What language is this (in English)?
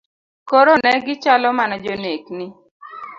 Luo (Kenya and Tanzania)